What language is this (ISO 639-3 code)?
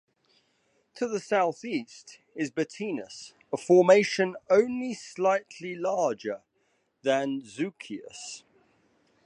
eng